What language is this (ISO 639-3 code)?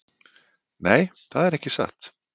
isl